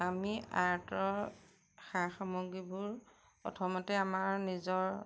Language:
Assamese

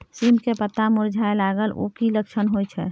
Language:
Maithili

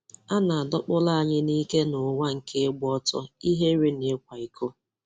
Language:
Igbo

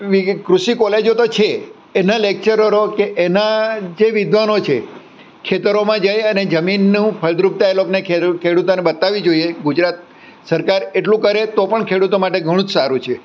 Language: Gujarati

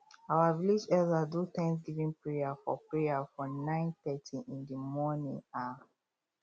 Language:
Nigerian Pidgin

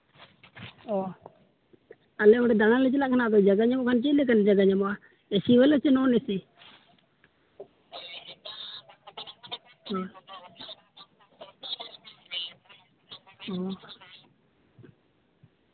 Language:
Santali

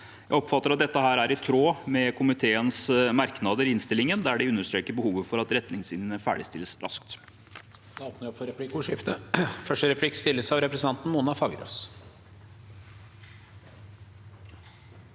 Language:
Norwegian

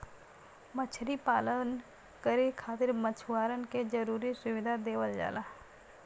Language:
Bhojpuri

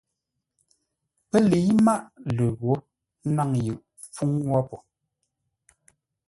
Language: Ngombale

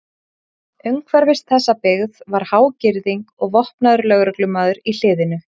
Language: Icelandic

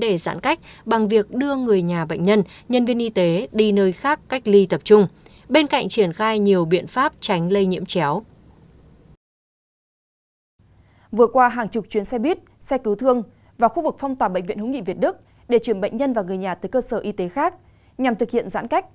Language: Vietnamese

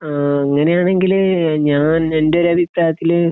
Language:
Malayalam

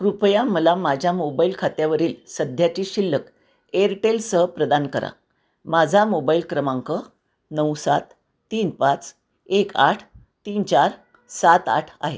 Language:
Marathi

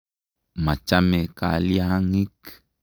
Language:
Kalenjin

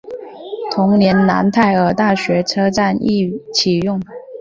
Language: Chinese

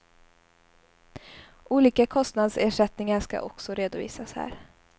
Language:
Swedish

